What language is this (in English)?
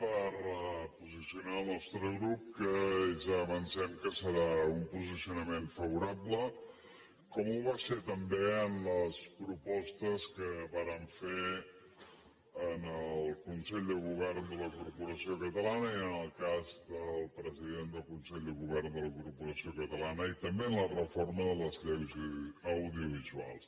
Catalan